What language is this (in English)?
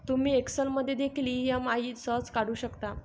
Marathi